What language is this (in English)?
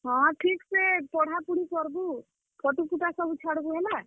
Odia